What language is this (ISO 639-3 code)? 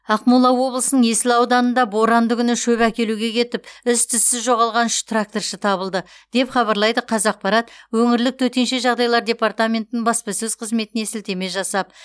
kaz